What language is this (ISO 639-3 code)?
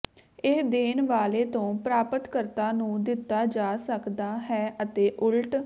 pan